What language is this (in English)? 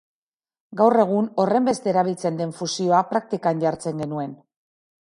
Basque